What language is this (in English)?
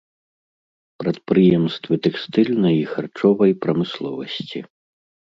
Belarusian